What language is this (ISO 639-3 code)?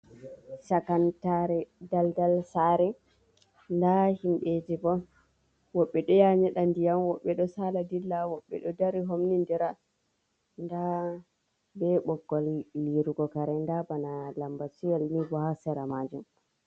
ful